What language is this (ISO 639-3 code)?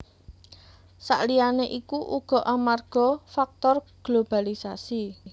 jav